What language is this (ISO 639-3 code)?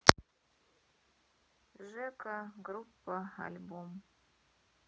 rus